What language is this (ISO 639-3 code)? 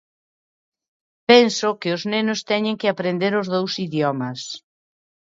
glg